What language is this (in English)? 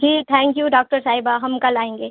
Urdu